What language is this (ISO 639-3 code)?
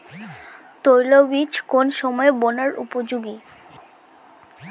ben